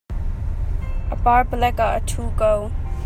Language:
Hakha Chin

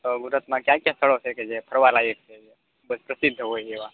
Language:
Gujarati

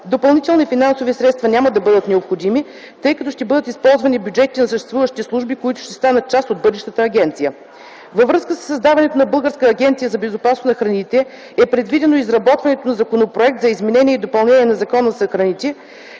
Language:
Bulgarian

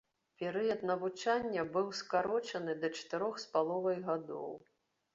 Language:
Belarusian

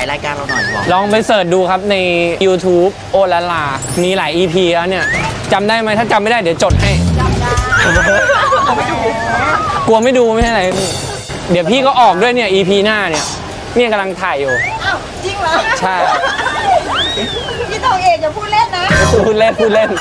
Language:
Thai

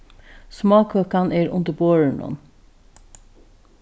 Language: Faroese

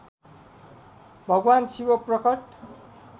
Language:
Nepali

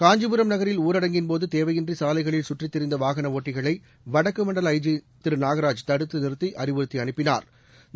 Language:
Tamil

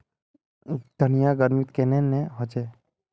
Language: Magahi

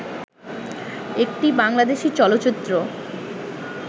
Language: Bangla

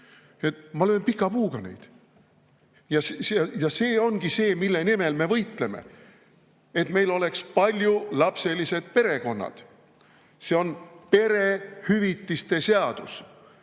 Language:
Estonian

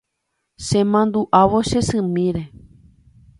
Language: Guarani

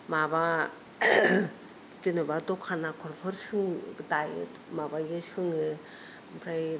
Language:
Bodo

